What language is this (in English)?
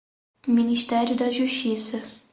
Portuguese